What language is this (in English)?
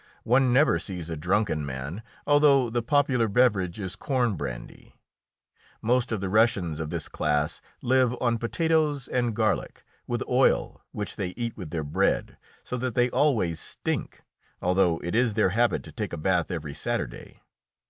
English